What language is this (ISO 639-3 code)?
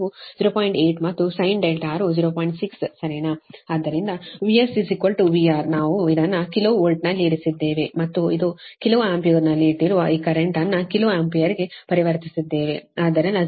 kan